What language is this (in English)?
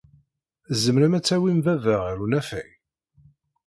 Kabyle